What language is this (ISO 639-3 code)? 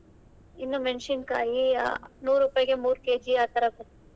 kan